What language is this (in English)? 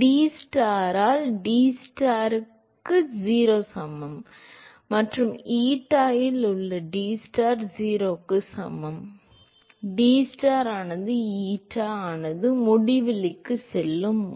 Tamil